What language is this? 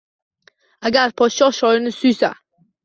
Uzbek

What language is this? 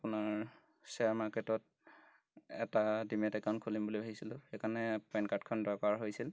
Assamese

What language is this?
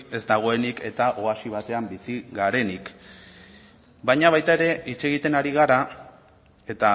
Basque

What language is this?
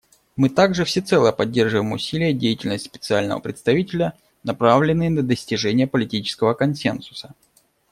Russian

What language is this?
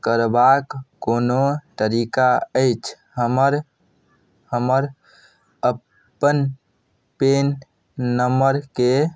Maithili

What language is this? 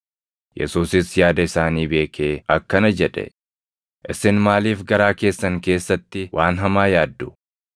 Oromo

